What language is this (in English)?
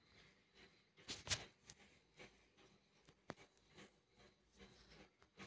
Marathi